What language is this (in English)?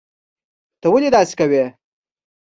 Pashto